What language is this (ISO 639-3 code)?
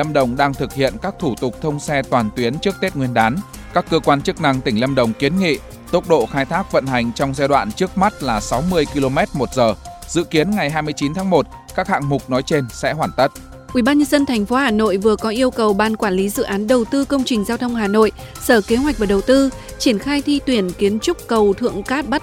vie